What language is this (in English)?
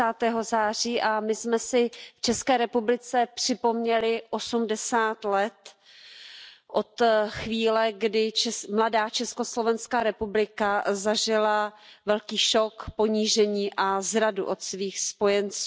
Czech